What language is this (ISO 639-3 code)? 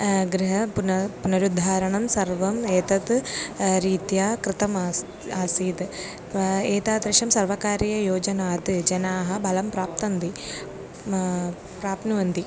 san